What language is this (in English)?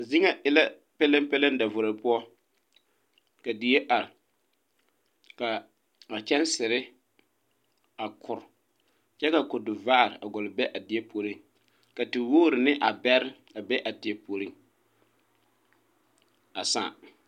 Southern Dagaare